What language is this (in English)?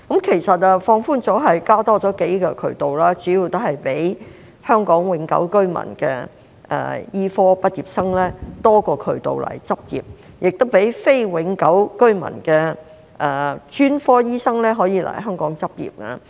Cantonese